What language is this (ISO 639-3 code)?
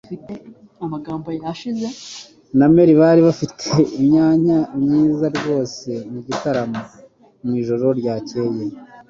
kin